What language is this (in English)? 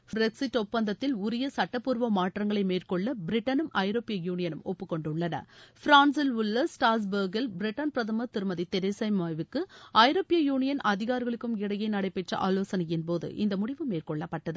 Tamil